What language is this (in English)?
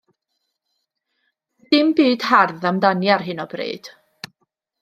Welsh